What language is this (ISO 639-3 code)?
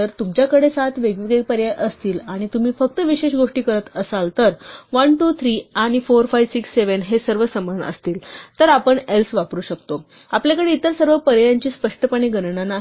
mar